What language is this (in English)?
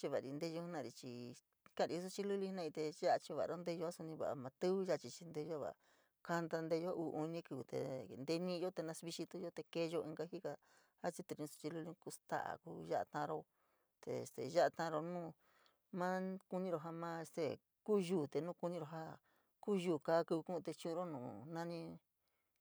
San Miguel El Grande Mixtec